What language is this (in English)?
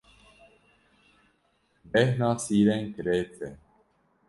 Kurdish